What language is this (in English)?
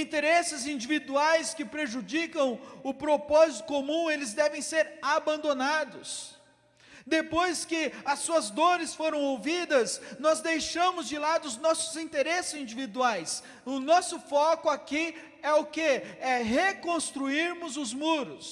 Portuguese